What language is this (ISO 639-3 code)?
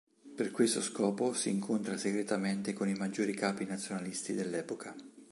ita